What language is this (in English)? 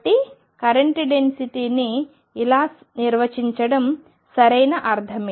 Telugu